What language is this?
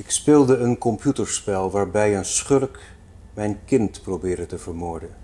Dutch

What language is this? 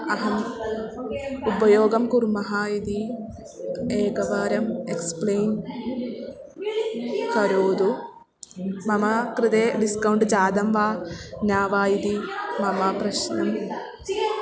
Sanskrit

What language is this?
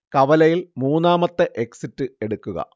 Malayalam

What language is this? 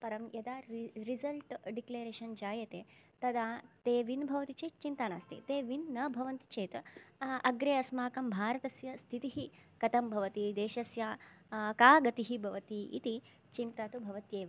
Sanskrit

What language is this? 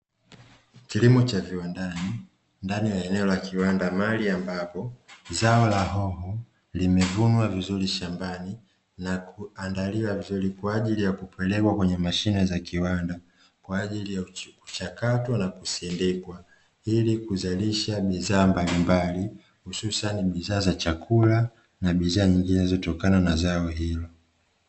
Swahili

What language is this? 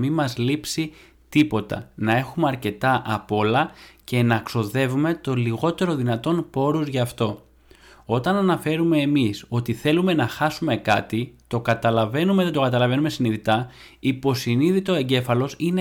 Greek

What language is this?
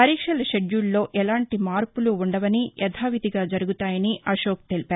Telugu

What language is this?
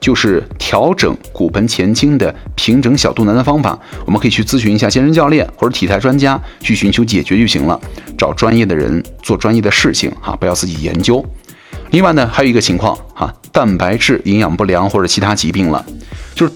Chinese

